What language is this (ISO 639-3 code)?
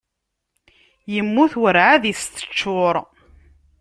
kab